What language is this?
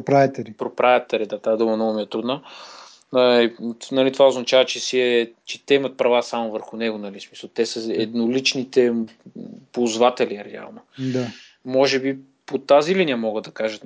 Bulgarian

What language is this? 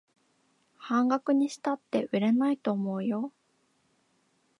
Japanese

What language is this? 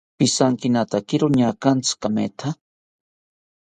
South Ucayali Ashéninka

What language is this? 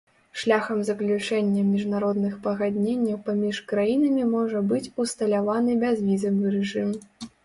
Belarusian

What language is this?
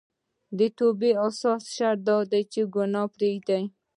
Pashto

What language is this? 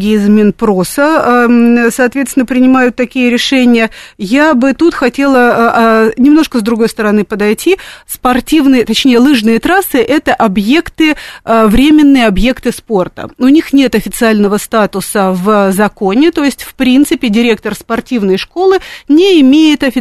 Russian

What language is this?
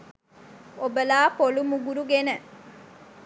Sinhala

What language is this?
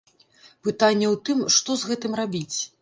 Belarusian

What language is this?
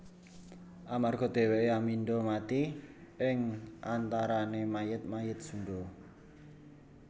Javanese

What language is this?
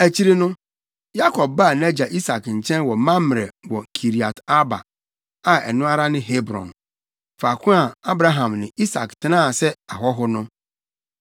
Akan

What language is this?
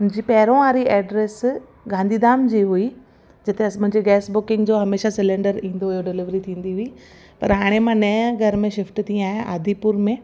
Sindhi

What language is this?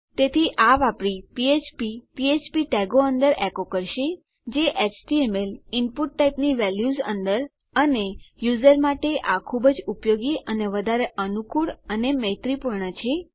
Gujarati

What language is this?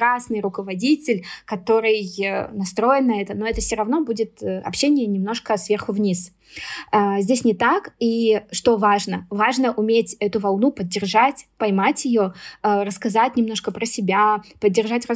Russian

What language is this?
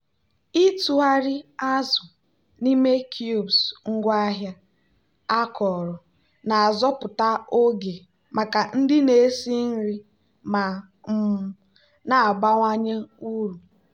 Igbo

